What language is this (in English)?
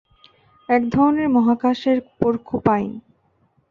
Bangla